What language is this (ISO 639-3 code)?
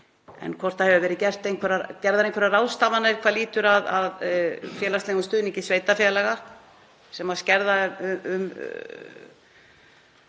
isl